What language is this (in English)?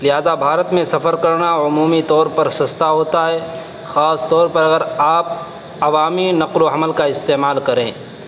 Urdu